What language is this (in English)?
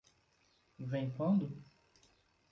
Portuguese